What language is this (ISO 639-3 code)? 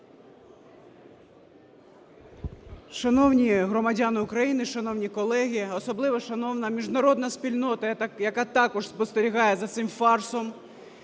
ukr